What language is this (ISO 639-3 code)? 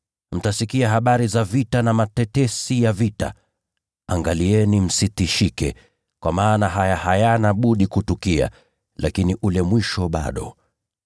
swa